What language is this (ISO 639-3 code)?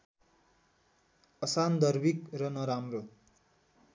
nep